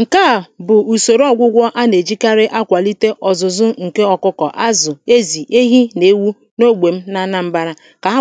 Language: Igbo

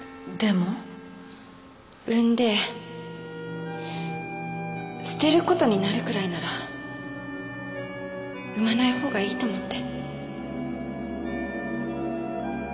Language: Japanese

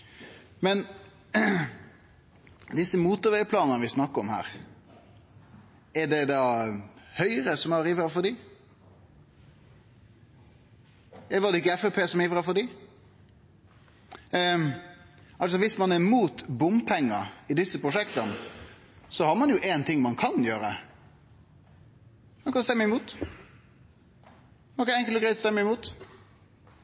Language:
Norwegian Nynorsk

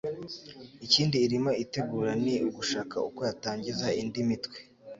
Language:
Kinyarwanda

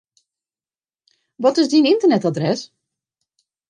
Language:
Western Frisian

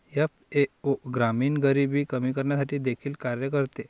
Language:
Marathi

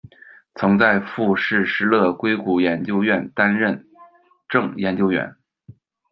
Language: Chinese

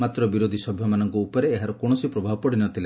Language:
Odia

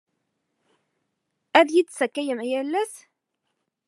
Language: Kabyle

